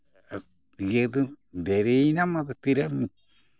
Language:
Santali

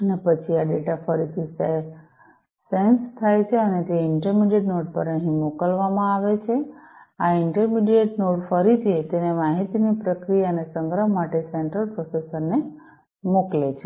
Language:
Gujarati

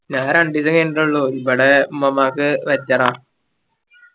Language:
Malayalam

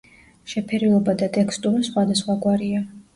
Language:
Georgian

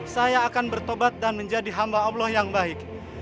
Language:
Indonesian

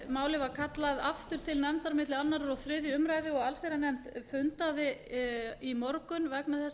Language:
Icelandic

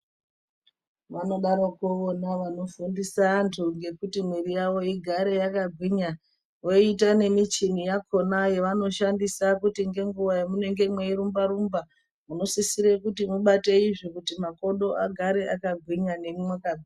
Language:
Ndau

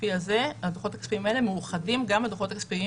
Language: Hebrew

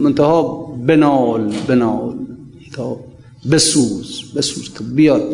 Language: Persian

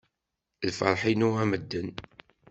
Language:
Kabyle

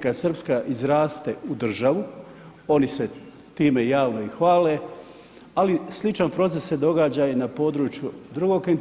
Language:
Croatian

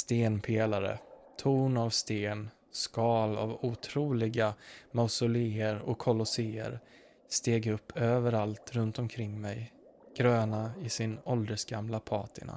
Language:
Swedish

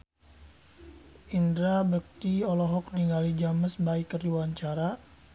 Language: Sundanese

